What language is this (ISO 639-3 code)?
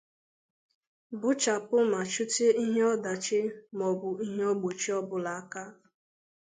ibo